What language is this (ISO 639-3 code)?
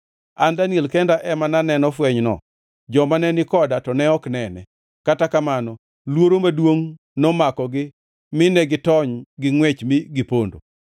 luo